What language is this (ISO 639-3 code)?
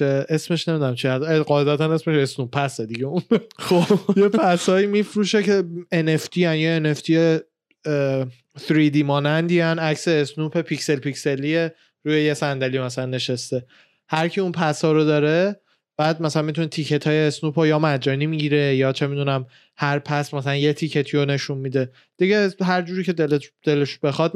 fas